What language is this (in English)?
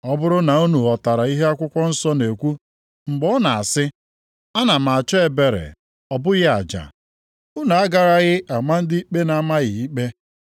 Igbo